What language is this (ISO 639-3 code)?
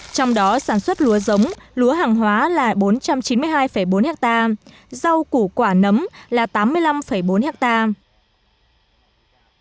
vie